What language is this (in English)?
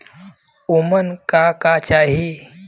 Bhojpuri